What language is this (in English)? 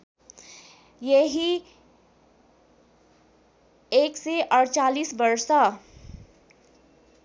Nepali